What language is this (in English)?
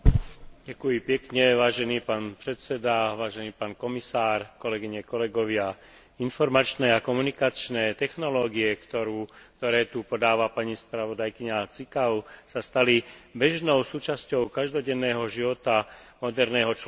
Slovak